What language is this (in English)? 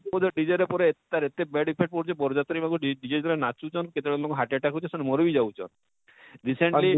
Odia